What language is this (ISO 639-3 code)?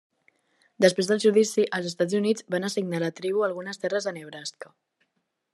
cat